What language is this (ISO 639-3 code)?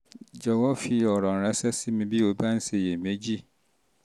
yor